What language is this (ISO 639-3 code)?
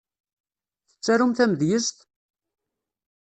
kab